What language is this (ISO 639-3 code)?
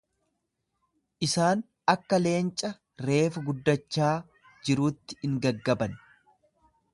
orm